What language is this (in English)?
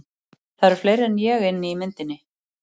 Icelandic